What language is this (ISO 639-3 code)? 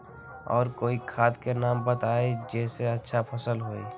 mag